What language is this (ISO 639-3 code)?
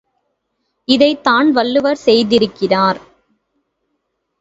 tam